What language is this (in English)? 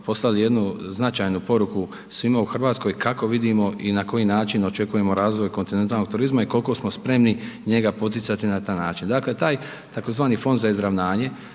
Croatian